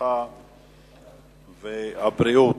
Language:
Hebrew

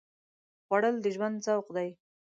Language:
Pashto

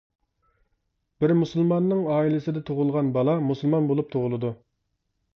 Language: Uyghur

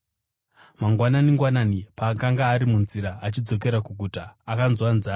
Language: Shona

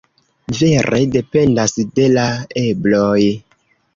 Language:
Esperanto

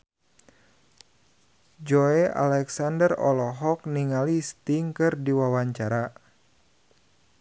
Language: Sundanese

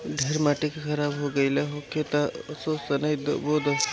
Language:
Bhojpuri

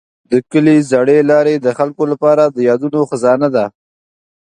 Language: Pashto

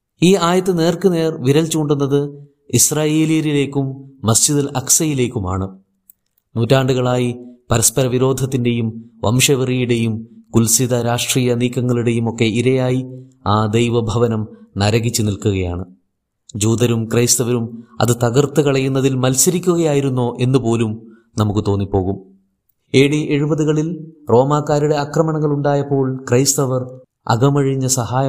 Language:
Malayalam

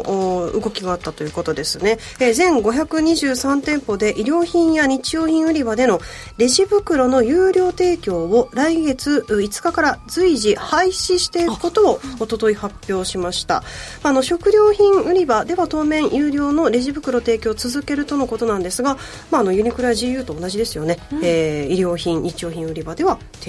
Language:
Japanese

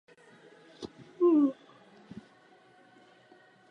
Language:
Czech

